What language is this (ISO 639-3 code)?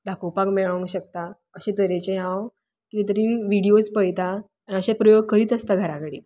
kok